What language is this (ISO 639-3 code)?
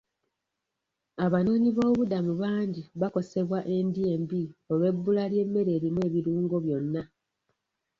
lug